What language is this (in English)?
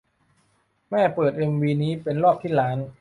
Thai